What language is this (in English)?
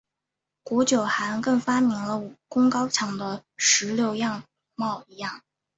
Chinese